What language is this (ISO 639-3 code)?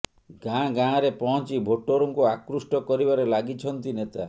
ori